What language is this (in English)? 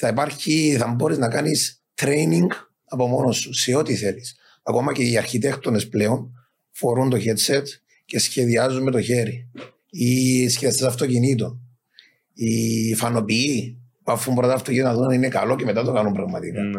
Greek